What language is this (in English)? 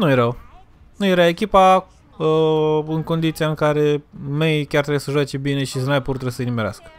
Romanian